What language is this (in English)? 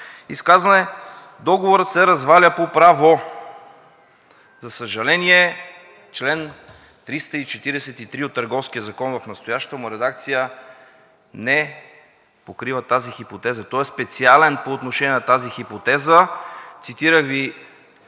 Bulgarian